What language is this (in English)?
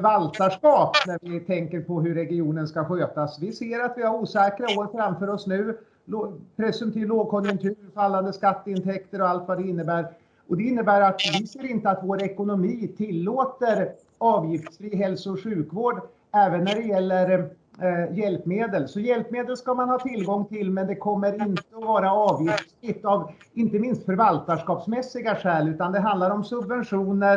Swedish